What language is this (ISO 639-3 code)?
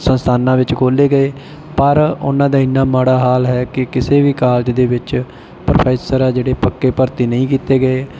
pan